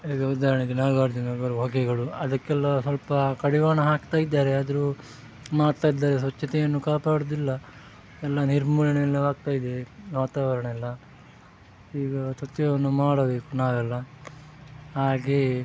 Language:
Kannada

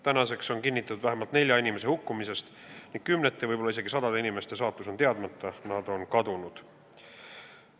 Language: Estonian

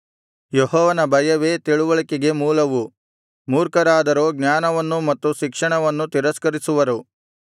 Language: Kannada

